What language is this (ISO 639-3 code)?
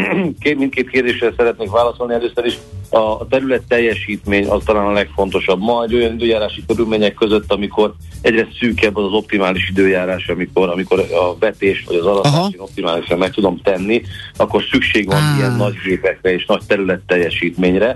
hun